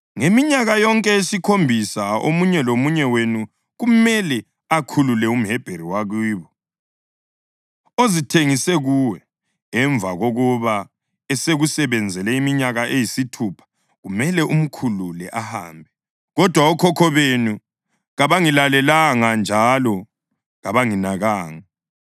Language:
North Ndebele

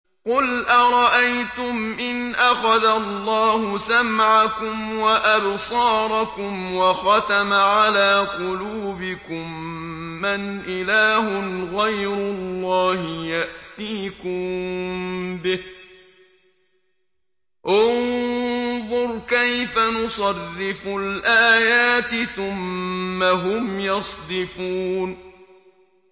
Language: Arabic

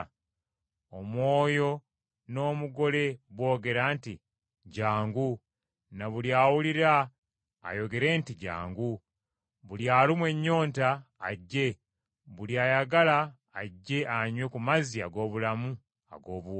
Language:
Ganda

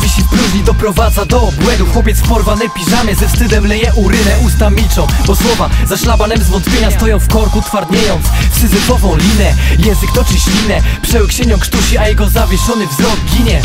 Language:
Polish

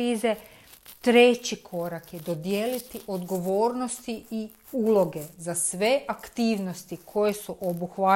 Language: Croatian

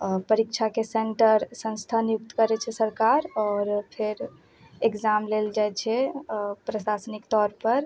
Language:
Maithili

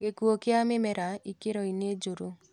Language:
Kikuyu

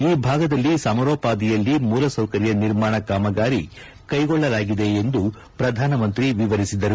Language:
Kannada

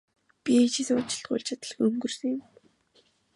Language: Mongolian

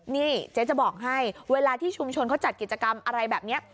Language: Thai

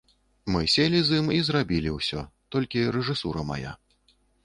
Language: Belarusian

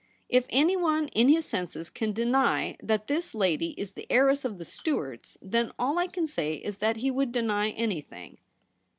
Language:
English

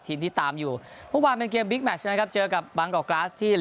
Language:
Thai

